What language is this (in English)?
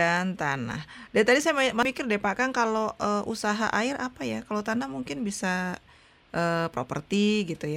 Indonesian